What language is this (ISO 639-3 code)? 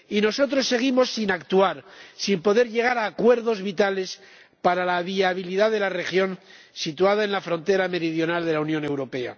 spa